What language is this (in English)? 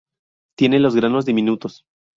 Spanish